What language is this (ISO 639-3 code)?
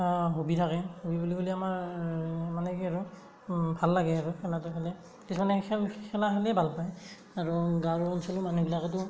asm